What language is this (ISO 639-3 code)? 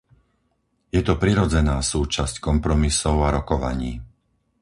slk